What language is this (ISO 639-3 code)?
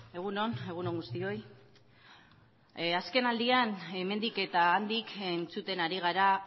eus